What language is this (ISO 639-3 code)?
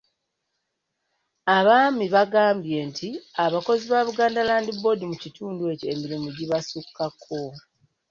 lug